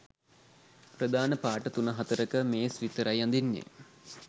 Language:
Sinhala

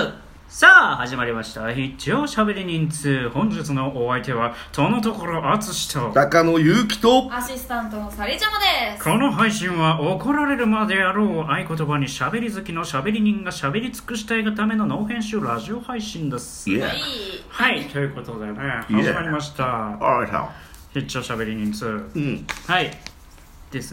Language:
Japanese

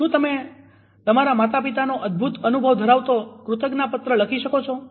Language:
Gujarati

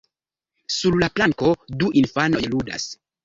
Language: Esperanto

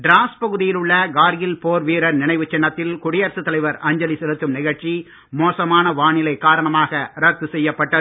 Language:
Tamil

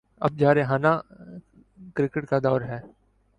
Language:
Urdu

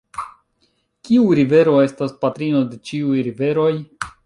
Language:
Esperanto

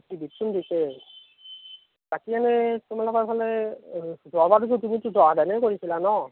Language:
Assamese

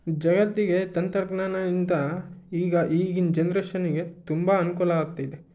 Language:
Kannada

